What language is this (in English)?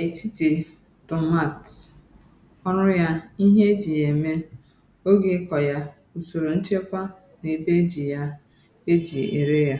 Igbo